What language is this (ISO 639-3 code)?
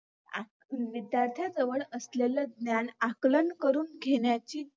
mar